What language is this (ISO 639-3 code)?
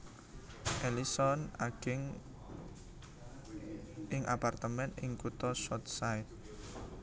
jav